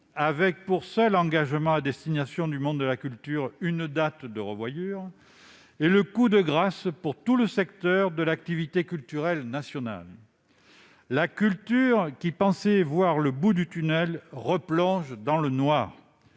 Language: French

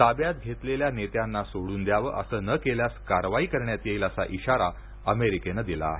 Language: Marathi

